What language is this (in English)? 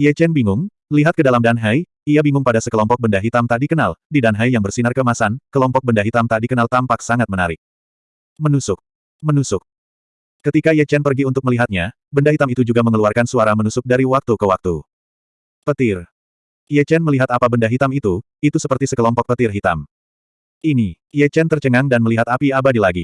Indonesian